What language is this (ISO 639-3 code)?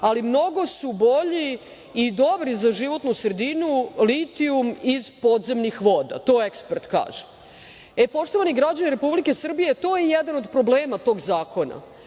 srp